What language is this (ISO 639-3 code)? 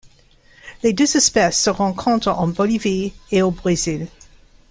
fra